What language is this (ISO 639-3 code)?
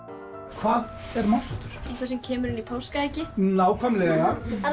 isl